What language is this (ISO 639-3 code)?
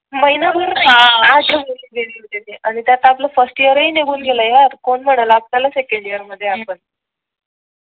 mar